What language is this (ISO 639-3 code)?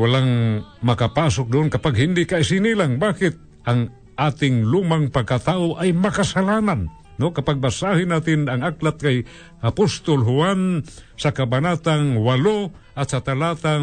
fil